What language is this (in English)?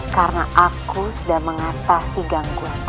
Indonesian